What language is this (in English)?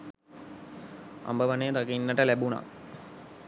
Sinhala